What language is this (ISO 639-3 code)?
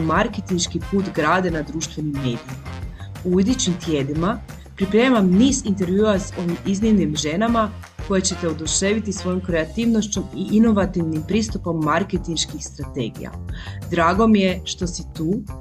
hrv